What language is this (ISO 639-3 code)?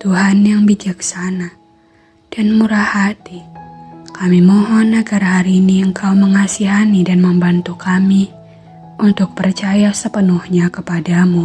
ind